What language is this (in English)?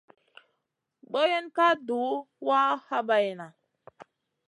Masana